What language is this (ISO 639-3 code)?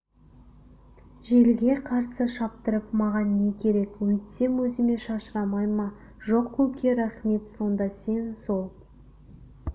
kaz